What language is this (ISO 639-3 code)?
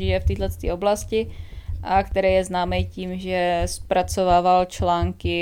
ces